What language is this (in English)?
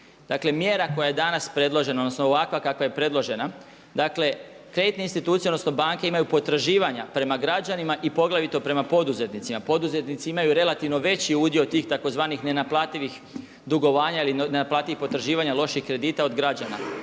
Croatian